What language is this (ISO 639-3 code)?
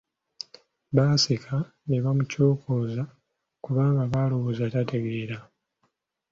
lug